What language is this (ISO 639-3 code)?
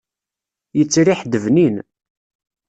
kab